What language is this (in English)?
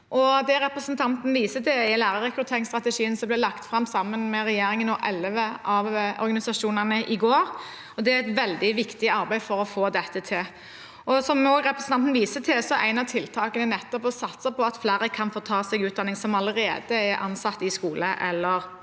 Norwegian